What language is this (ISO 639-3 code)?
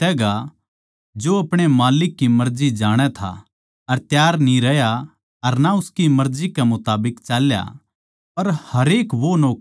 bgc